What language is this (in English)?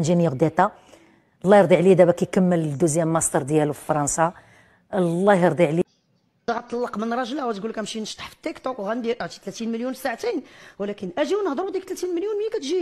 Arabic